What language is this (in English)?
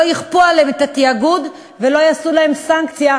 Hebrew